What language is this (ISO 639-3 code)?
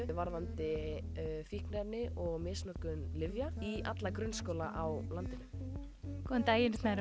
isl